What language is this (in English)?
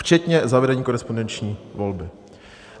Czech